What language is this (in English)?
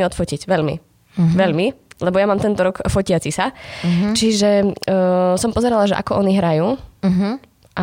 Slovak